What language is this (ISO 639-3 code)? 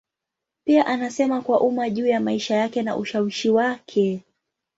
swa